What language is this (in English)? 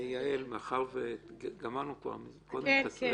Hebrew